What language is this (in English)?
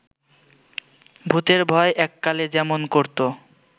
Bangla